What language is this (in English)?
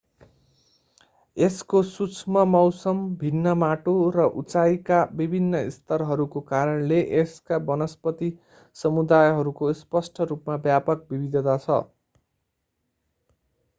Nepali